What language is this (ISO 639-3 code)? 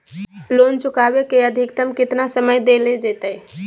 mag